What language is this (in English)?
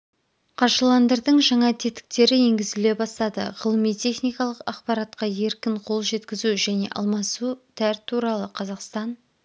Kazakh